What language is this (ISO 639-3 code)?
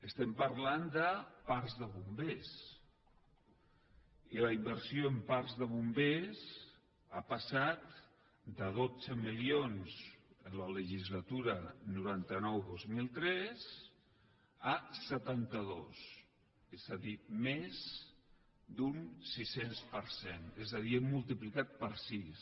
cat